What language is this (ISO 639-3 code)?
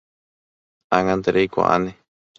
grn